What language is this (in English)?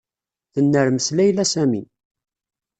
Kabyle